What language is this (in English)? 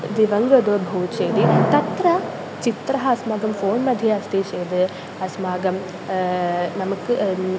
Sanskrit